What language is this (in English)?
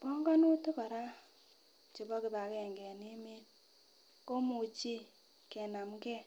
Kalenjin